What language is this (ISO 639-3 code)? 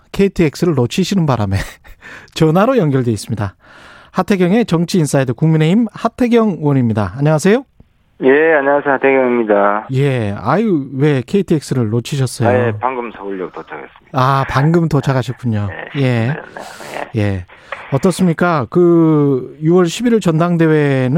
kor